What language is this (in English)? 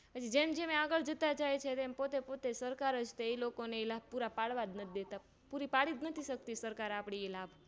Gujarati